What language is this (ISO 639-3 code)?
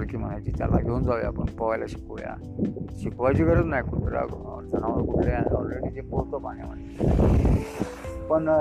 hin